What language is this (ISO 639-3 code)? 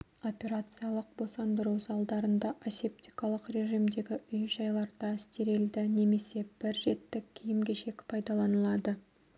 kaz